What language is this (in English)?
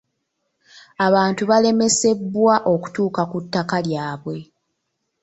Ganda